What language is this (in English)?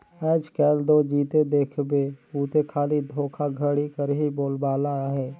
Chhattisgarhi